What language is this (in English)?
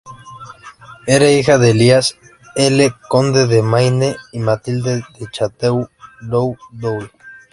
Spanish